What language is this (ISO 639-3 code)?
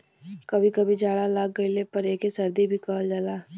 bho